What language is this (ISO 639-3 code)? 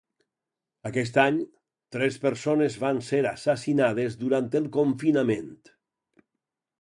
cat